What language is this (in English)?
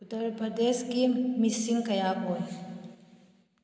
Manipuri